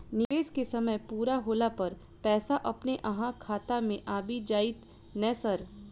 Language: Maithili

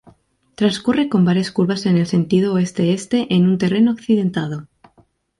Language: Spanish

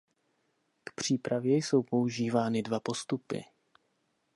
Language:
Czech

